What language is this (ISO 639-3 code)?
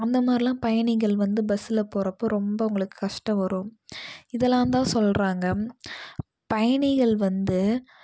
tam